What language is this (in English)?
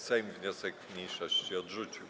Polish